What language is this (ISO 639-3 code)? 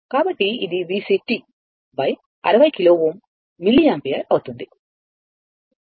tel